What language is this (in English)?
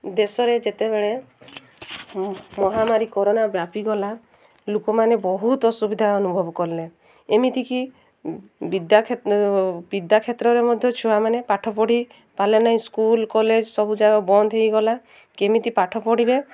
Odia